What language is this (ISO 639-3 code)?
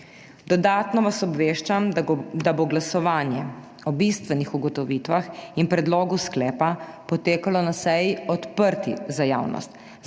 slv